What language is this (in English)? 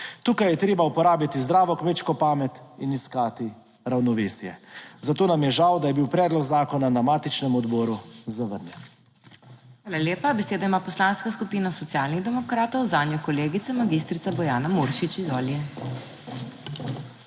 Slovenian